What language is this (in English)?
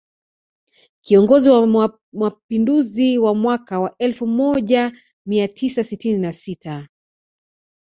Swahili